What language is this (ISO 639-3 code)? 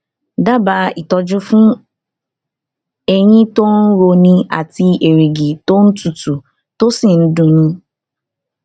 yor